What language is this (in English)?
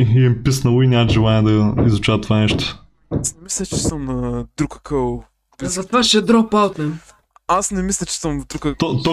Bulgarian